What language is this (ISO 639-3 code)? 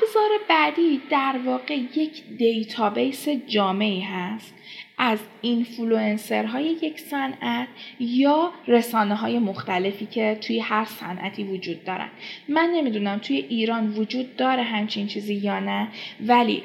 fas